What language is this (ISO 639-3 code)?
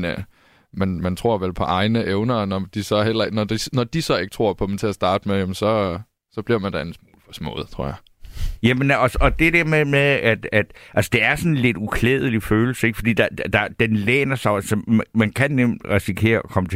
dan